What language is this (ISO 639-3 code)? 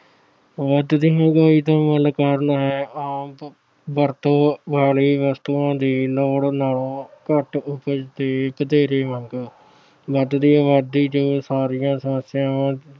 pan